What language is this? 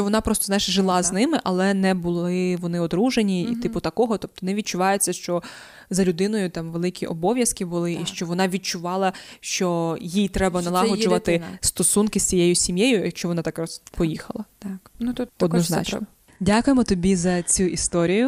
Ukrainian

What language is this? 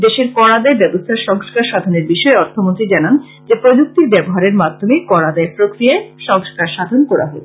Bangla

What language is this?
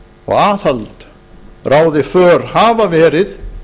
Icelandic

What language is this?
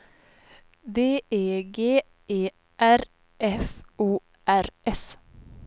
Swedish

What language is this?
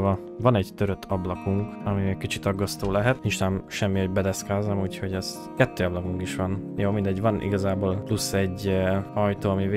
Hungarian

